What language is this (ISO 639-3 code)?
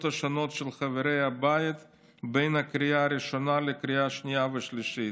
heb